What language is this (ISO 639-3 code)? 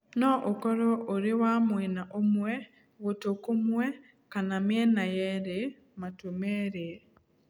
kik